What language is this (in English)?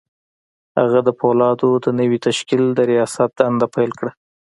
Pashto